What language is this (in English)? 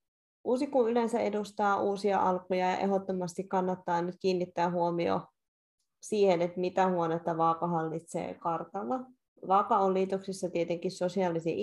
Finnish